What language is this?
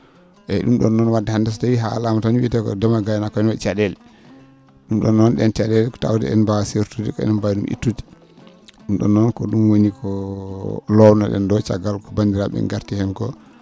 Fula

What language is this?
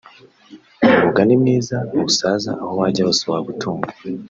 Kinyarwanda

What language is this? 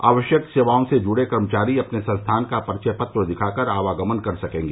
Hindi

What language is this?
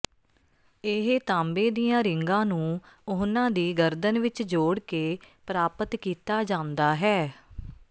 Punjabi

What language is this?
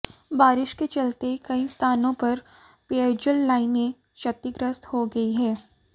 Hindi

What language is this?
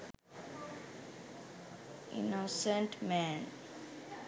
Sinhala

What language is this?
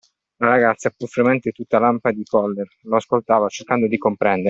Italian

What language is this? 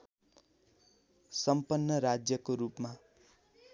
Nepali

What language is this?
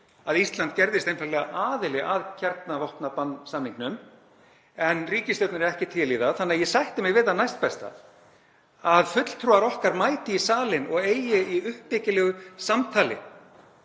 Icelandic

